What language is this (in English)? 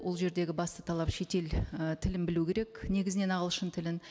Kazakh